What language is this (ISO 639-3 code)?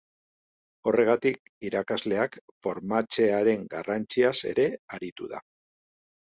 eus